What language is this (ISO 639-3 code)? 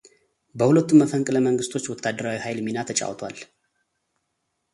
amh